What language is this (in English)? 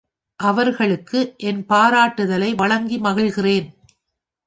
Tamil